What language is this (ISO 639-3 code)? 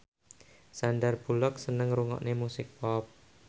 jav